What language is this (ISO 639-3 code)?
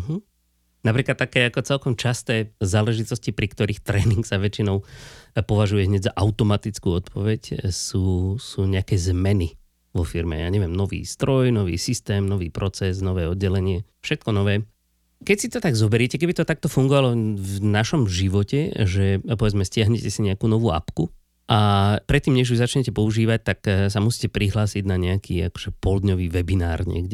slk